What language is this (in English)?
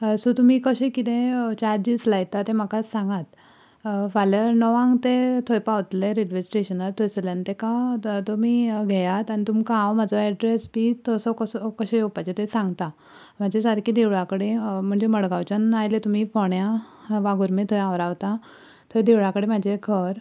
Konkani